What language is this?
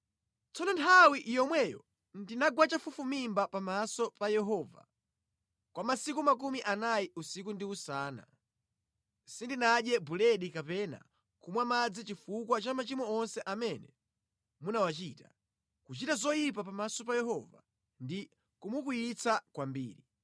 Nyanja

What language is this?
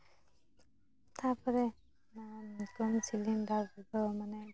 Santali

